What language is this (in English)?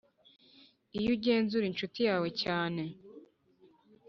Kinyarwanda